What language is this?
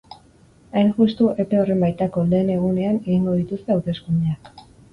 Basque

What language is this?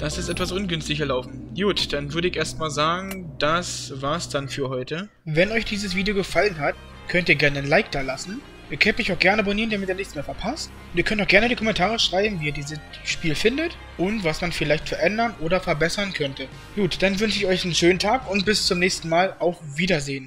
German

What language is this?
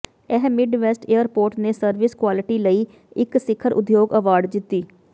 Punjabi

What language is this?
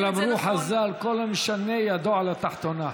Hebrew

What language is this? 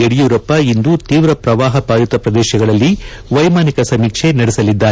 Kannada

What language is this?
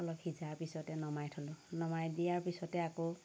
Assamese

